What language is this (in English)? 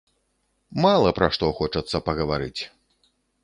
Belarusian